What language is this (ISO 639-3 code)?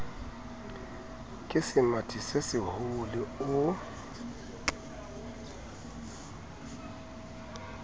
sot